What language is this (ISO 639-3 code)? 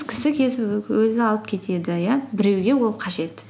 kaz